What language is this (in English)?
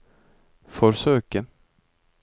Norwegian